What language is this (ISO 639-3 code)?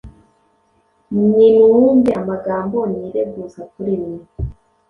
kin